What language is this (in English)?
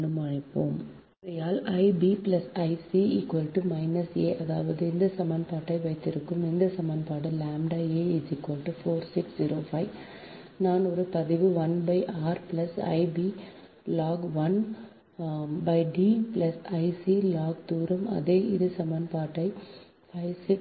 Tamil